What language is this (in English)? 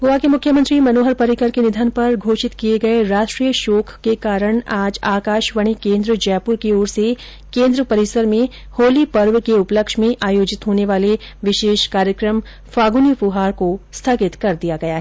Hindi